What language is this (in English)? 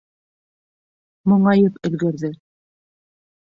Bashkir